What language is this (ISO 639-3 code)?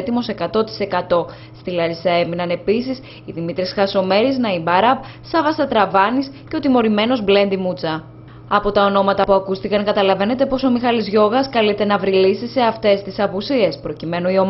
ell